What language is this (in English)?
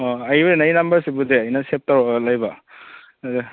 Manipuri